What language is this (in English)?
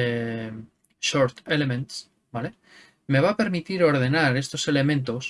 Spanish